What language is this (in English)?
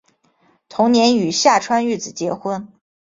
Chinese